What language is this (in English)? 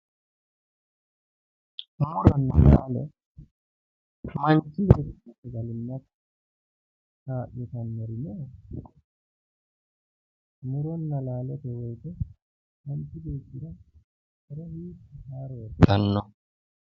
Sidamo